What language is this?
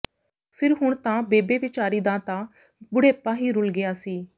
Punjabi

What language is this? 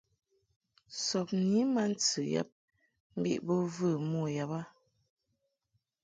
Mungaka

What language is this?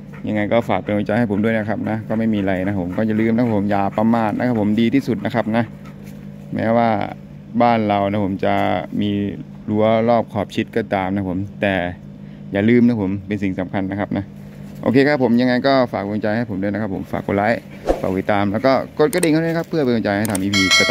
Thai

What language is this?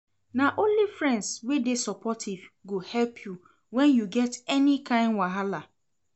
Nigerian Pidgin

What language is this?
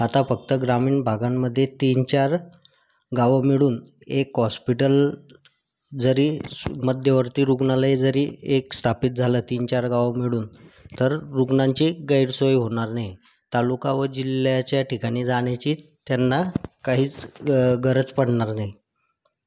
Marathi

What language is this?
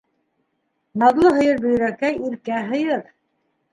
Bashkir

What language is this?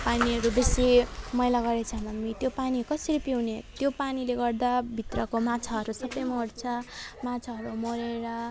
Nepali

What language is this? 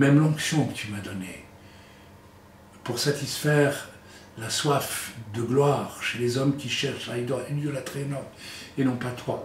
French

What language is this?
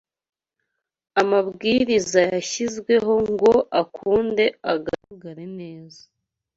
Kinyarwanda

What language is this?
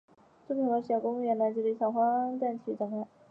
Chinese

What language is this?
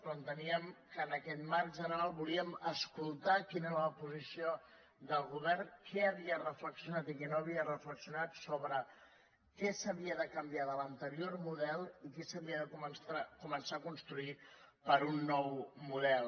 Catalan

